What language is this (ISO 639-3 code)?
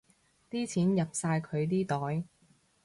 yue